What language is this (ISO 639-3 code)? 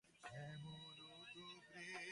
ben